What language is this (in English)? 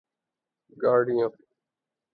Urdu